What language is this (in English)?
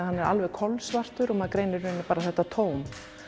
Icelandic